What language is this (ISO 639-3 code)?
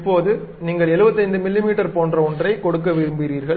tam